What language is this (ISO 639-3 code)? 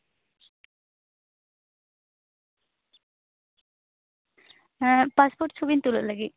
sat